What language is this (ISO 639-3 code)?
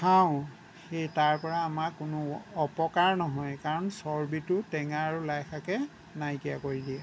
asm